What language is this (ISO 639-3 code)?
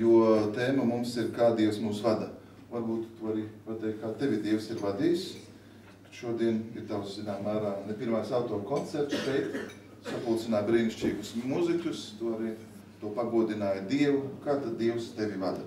lav